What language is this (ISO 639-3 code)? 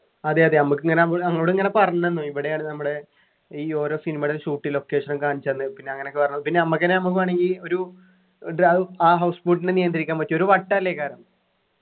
mal